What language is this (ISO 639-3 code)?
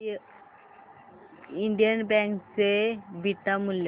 mar